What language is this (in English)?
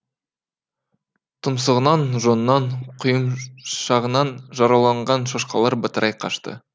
Kazakh